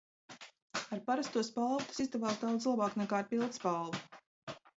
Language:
Latvian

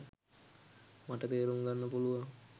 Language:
Sinhala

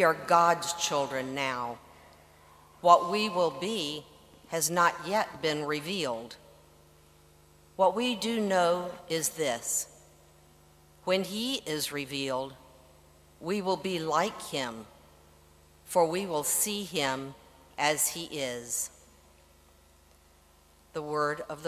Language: Italian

